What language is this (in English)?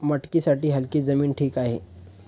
Marathi